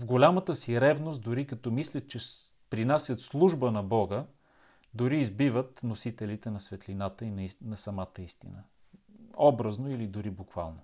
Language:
Bulgarian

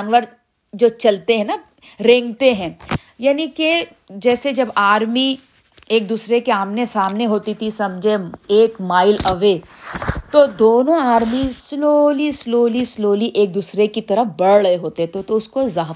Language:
Urdu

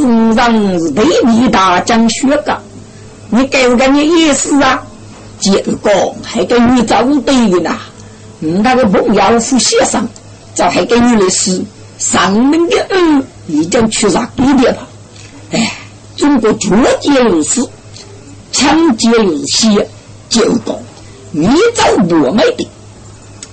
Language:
Chinese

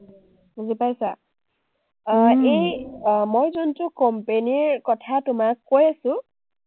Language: Assamese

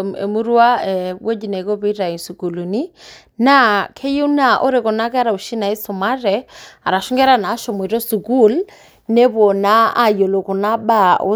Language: Masai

